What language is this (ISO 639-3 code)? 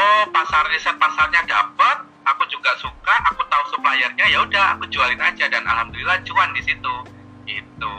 ind